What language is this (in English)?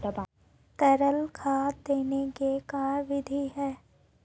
Magahi